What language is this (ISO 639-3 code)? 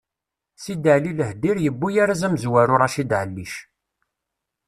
kab